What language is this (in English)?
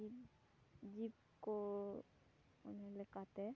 Santali